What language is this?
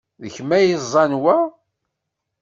Kabyle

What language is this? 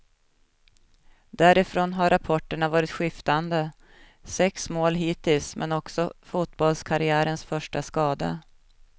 Swedish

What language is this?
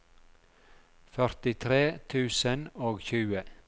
Norwegian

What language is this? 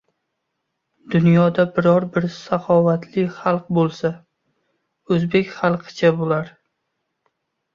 Uzbek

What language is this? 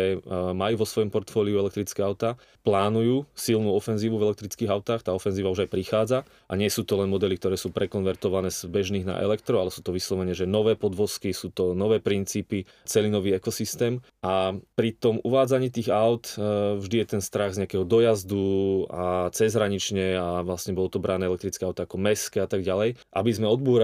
Slovak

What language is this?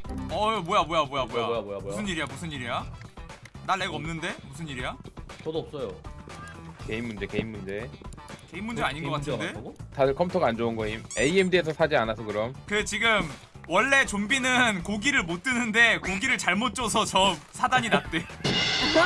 Korean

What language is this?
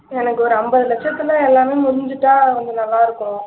Tamil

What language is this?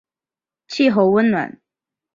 Chinese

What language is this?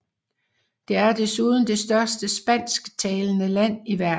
Danish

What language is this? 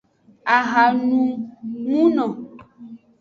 Aja (Benin)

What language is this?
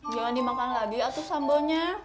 Indonesian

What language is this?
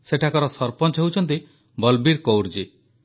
Odia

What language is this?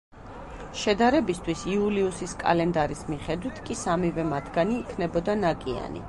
Georgian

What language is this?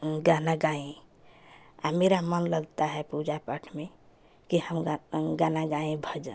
Hindi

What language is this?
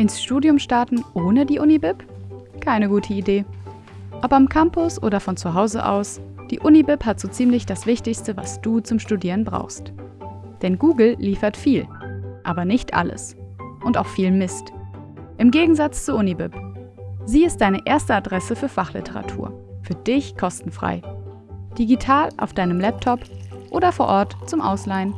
German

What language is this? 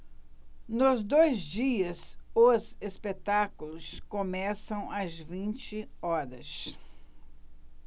Portuguese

